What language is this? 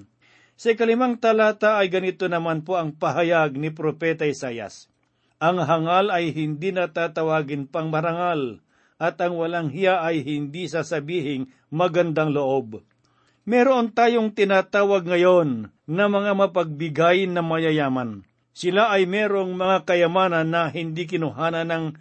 Filipino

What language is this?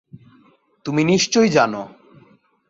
Bangla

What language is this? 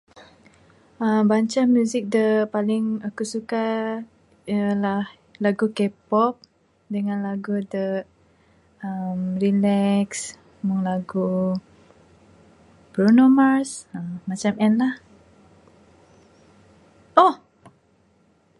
Bukar-Sadung Bidayuh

